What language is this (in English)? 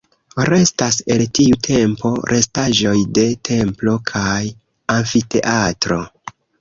Esperanto